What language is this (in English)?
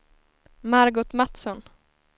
Swedish